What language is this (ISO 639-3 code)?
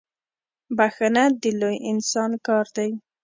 pus